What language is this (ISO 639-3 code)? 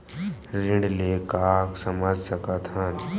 hne